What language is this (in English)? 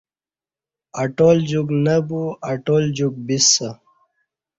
Kati